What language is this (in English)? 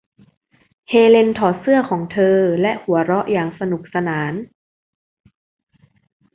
Thai